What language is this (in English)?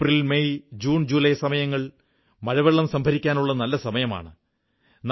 Malayalam